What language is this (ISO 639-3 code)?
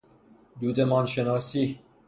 fas